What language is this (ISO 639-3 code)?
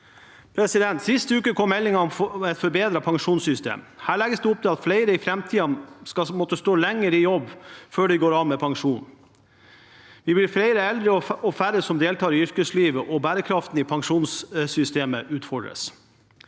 nor